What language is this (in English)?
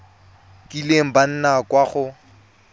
Tswana